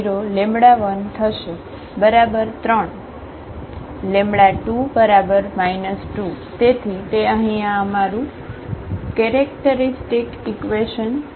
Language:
Gujarati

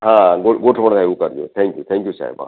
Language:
Gujarati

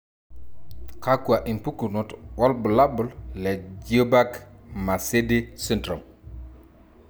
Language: Masai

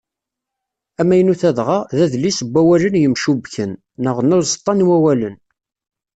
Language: Kabyle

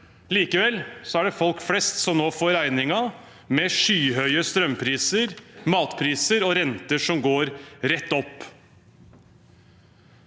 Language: Norwegian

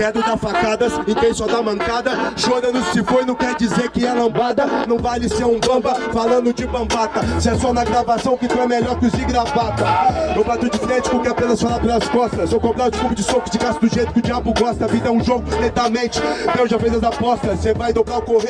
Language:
Portuguese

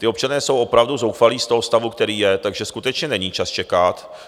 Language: Czech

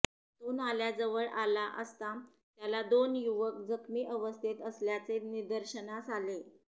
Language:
Marathi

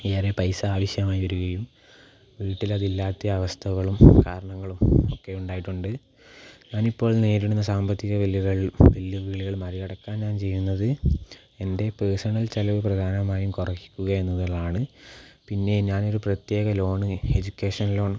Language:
Malayalam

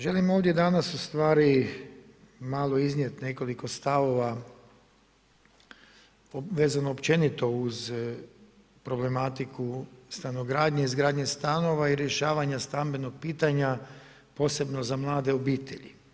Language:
Croatian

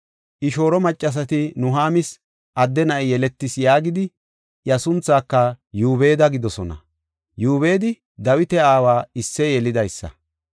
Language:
Gofa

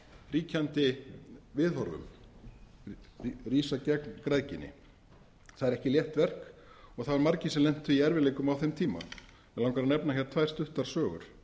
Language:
Icelandic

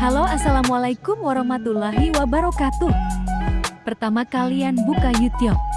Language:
Indonesian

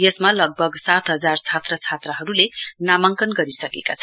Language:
Nepali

